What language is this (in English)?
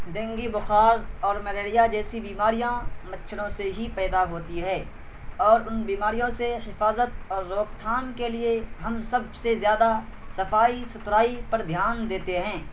Urdu